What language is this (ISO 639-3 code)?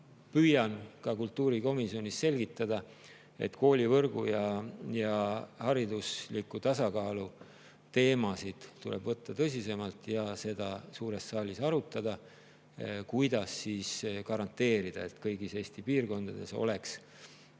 est